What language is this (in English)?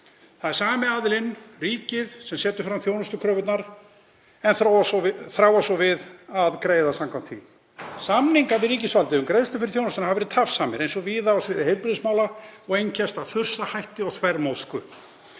Icelandic